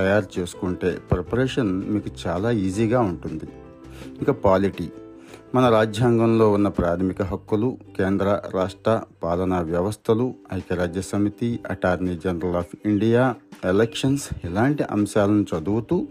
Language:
Telugu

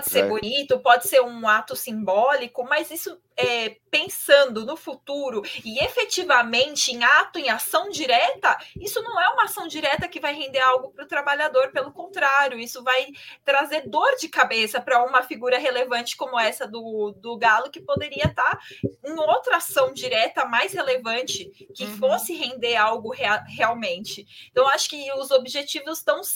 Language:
Portuguese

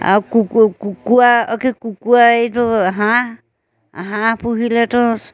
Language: Assamese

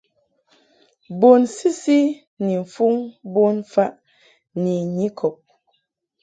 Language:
Mungaka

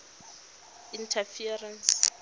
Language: Tswana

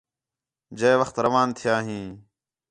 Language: Khetrani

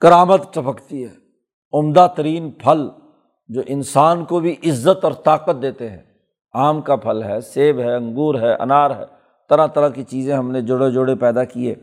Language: Urdu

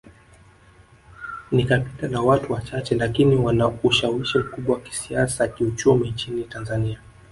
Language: Swahili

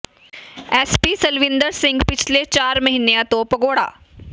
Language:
Punjabi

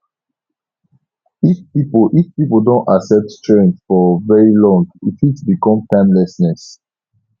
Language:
Nigerian Pidgin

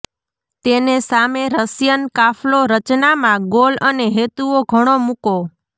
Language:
Gujarati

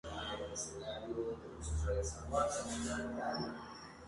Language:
Spanish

